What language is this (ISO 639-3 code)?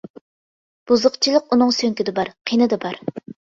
uig